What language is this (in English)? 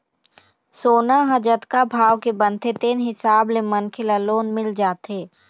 Chhattisgarhi